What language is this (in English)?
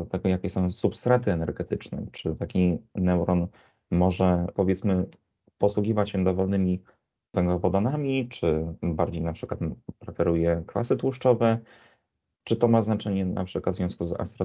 Polish